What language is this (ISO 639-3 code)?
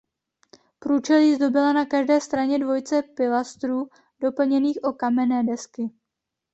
ces